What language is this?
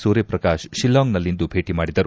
Kannada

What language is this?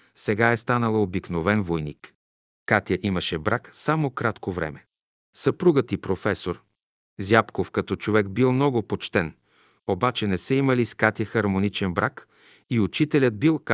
Bulgarian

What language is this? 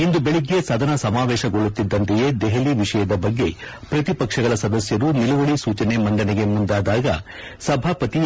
Kannada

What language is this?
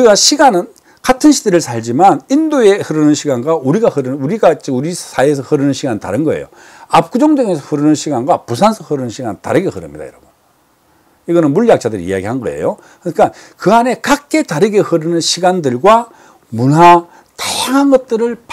Korean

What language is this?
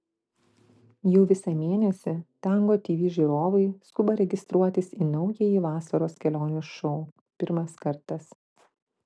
Lithuanian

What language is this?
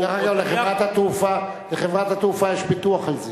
Hebrew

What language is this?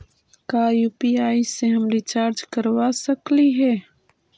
Magahi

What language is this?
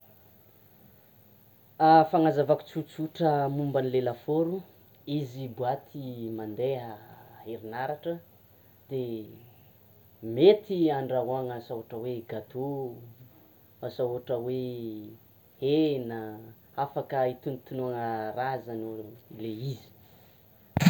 Tsimihety Malagasy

